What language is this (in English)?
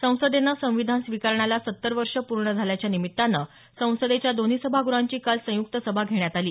Marathi